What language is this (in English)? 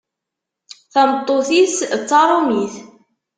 Kabyle